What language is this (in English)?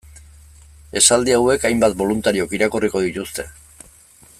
Basque